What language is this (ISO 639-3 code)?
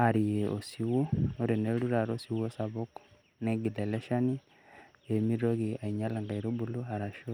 mas